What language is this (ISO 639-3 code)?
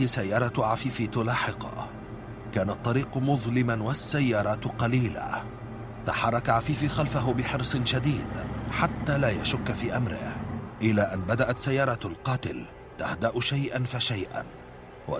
ara